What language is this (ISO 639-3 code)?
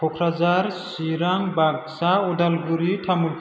brx